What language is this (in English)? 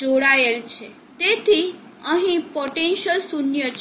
Gujarati